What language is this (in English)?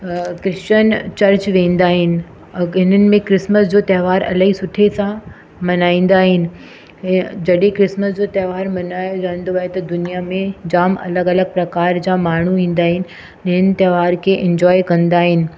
Sindhi